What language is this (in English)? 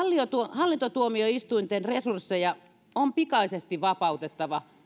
Finnish